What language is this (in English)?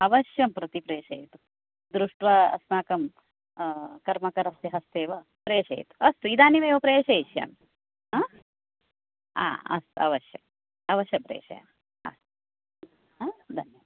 Sanskrit